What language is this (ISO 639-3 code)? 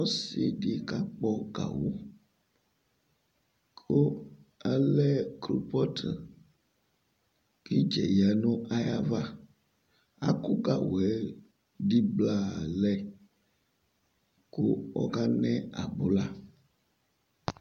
kpo